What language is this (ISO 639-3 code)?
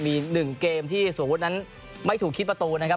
tha